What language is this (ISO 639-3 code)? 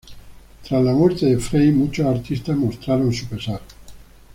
spa